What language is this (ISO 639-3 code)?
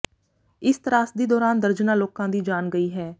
pan